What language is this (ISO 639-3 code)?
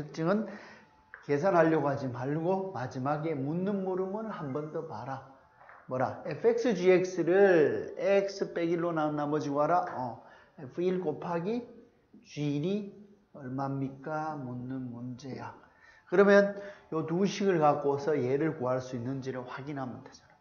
kor